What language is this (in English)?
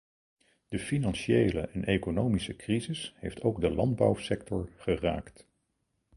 Dutch